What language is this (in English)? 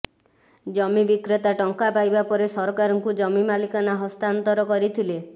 Odia